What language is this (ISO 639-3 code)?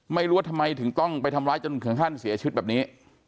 tha